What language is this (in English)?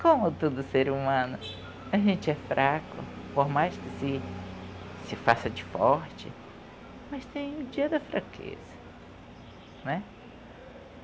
Portuguese